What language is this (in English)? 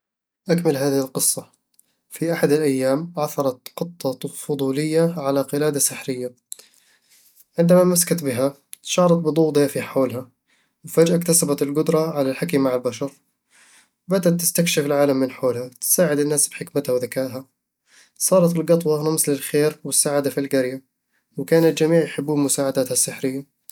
Eastern Egyptian Bedawi Arabic